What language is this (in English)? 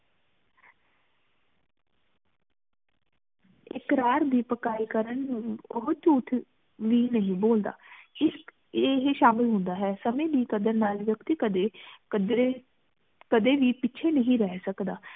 Punjabi